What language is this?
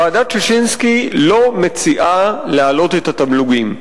Hebrew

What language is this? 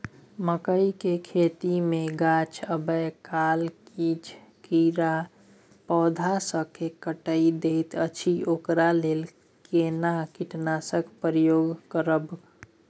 Maithili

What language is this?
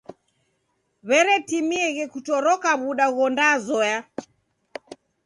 Taita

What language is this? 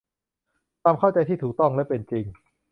Thai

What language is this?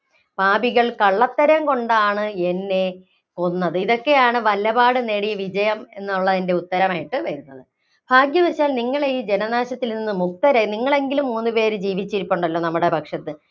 Malayalam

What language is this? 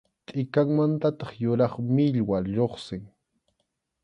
Arequipa-La Unión Quechua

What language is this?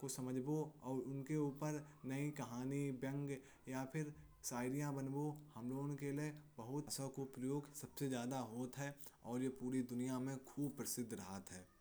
Kanauji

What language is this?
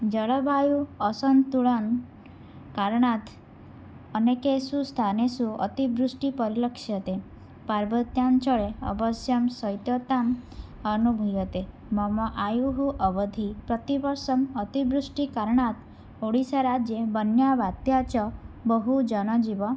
Sanskrit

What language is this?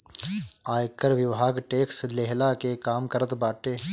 Bhojpuri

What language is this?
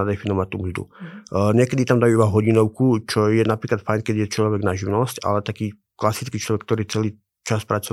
Slovak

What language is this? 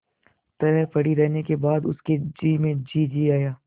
Hindi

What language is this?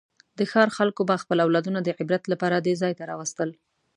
Pashto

